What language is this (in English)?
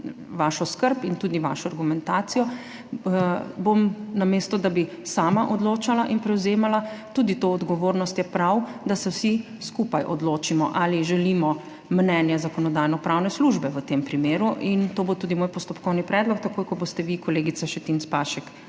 Slovenian